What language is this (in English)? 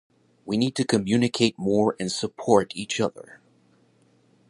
English